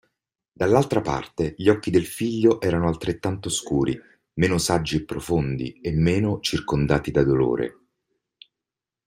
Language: Italian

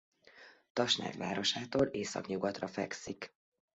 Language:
Hungarian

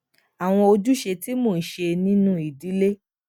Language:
Yoruba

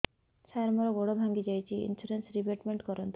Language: Odia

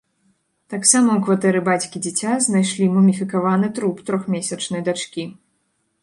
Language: Belarusian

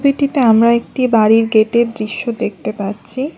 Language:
Bangla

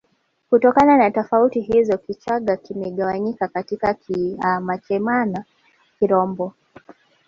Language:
Swahili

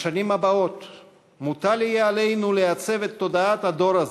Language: Hebrew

